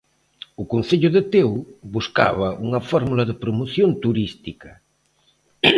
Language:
Galician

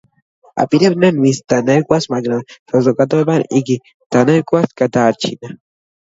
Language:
Georgian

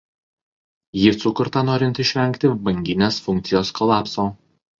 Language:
Lithuanian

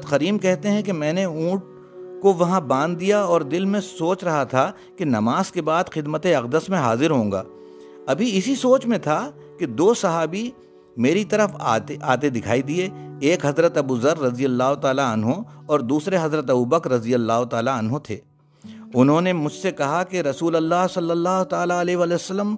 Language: Urdu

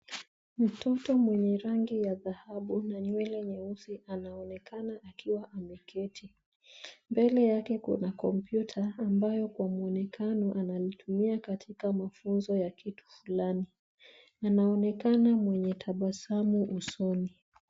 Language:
Swahili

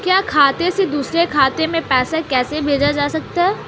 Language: Hindi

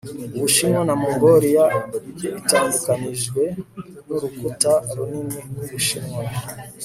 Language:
Kinyarwanda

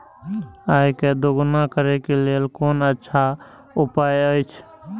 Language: Maithili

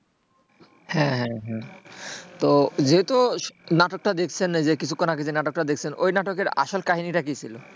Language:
Bangla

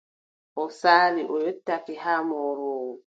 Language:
Adamawa Fulfulde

